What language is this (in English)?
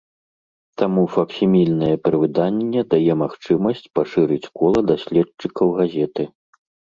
Belarusian